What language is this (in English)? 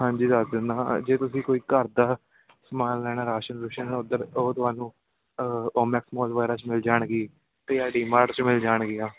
Punjabi